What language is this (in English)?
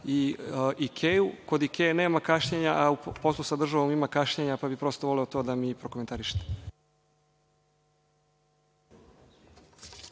Serbian